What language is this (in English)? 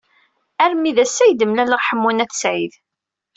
Kabyle